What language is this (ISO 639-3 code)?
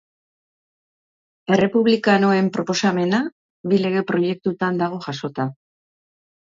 eus